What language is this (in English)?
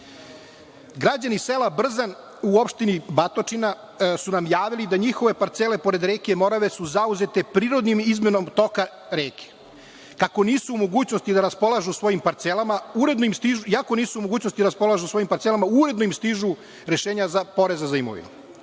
Serbian